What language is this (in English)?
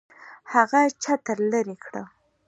Pashto